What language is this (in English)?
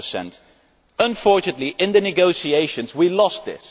English